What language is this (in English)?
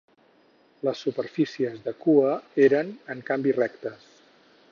Catalan